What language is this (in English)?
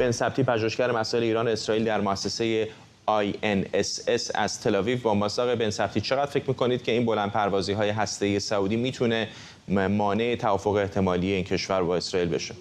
Persian